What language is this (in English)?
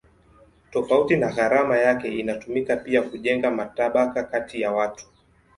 Swahili